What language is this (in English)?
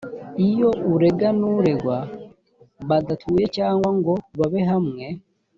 Kinyarwanda